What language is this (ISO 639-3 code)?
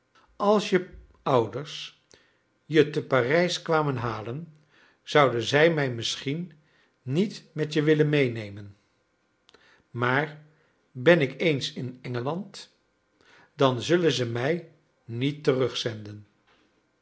nld